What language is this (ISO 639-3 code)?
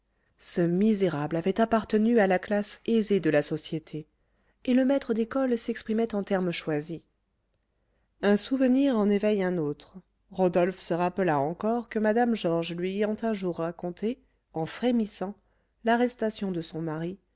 fra